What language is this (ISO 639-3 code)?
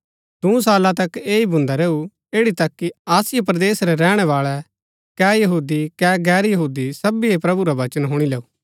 gbk